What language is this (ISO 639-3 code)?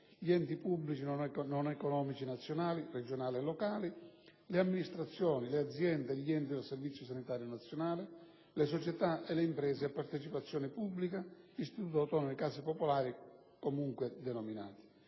ita